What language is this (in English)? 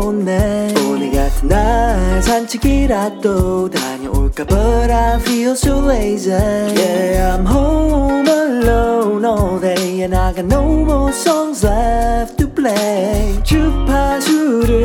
Korean